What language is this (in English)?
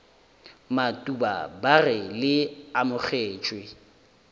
Northern Sotho